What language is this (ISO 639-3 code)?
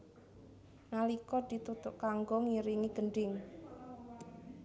jav